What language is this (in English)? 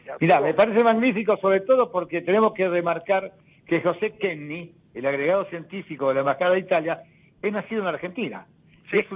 Spanish